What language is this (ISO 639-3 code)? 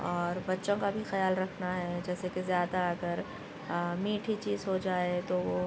urd